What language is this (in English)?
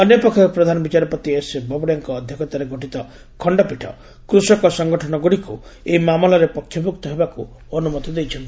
Odia